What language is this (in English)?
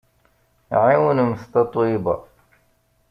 Kabyle